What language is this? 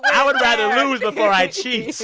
English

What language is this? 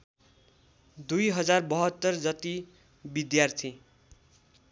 Nepali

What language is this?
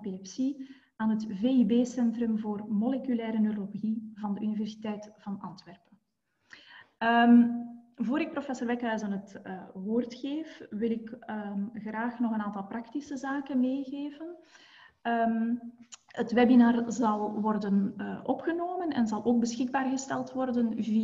Dutch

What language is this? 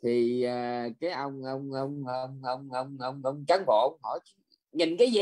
Vietnamese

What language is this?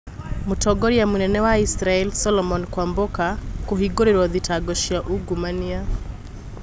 Kikuyu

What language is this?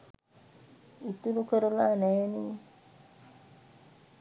Sinhala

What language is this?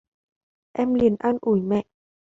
Vietnamese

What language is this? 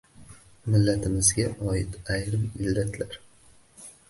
Uzbek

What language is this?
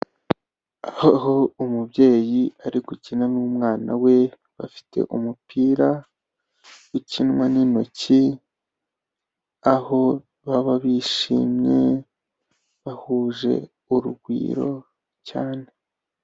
Kinyarwanda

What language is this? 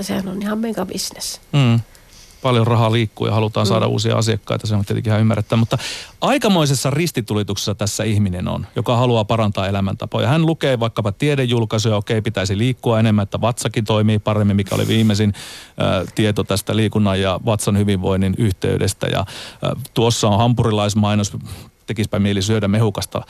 Finnish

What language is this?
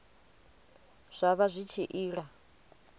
Venda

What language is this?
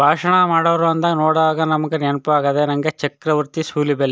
Kannada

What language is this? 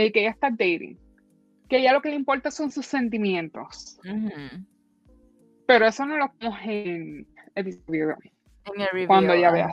Spanish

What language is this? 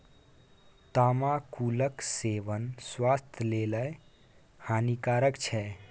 Maithili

